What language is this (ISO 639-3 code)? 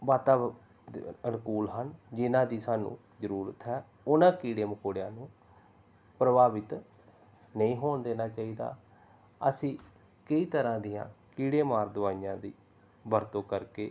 pan